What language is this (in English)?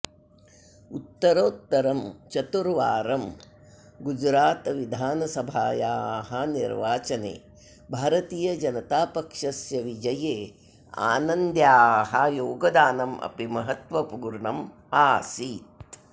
Sanskrit